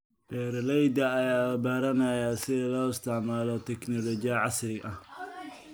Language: Somali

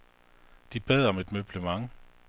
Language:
Danish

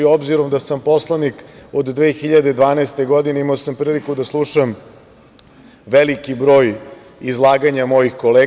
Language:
Serbian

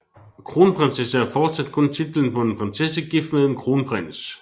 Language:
Danish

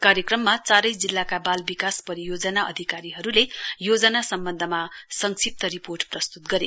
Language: Nepali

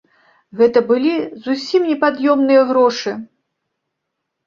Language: Belarusian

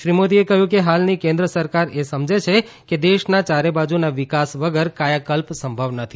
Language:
Gujarati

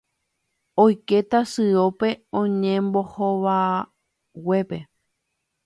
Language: Guarani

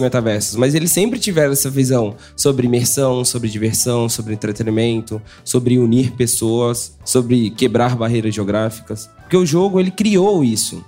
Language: Portuguese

